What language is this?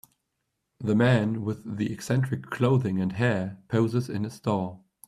English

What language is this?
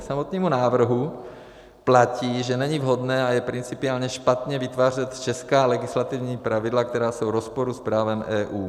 Czech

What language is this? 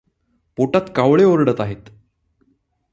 Marathi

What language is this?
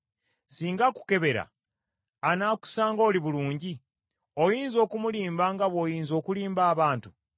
Ganda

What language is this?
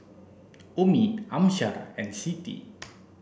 English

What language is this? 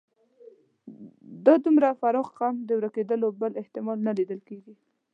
Pashto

